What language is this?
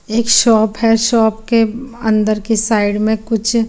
Hindi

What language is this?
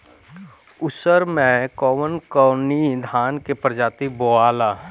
Bhojpuri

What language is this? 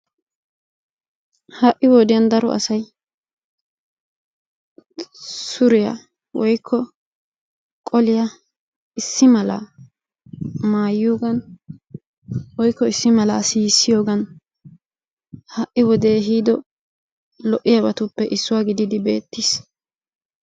Wolaytta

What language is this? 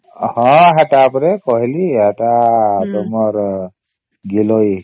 Odia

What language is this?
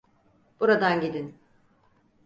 Turkish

